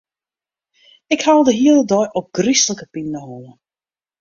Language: Western Frisian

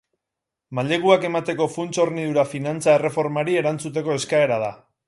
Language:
Basque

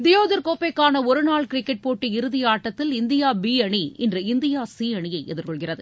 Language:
Tamil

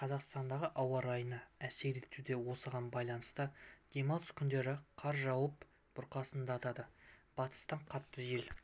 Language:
Kazakh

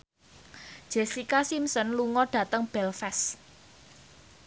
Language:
Javanese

